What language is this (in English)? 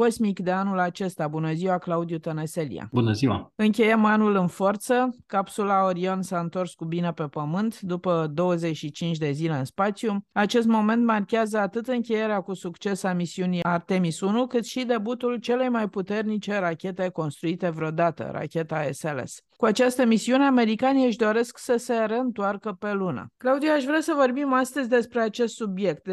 Romanian